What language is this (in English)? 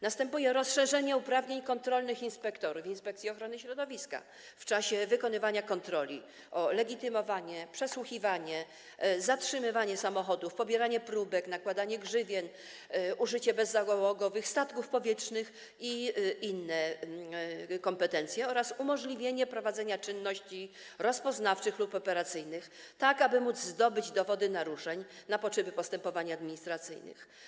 Polish